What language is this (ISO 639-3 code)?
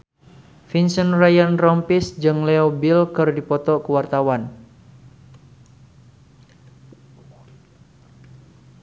sun